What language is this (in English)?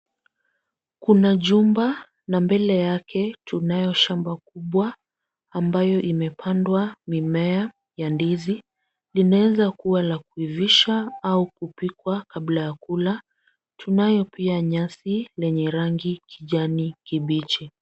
Swahili